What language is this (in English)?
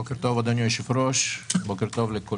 Hebrew